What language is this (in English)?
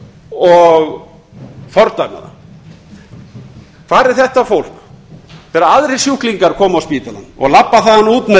Icelandic